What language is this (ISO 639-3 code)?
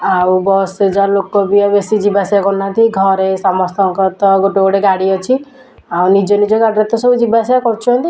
ori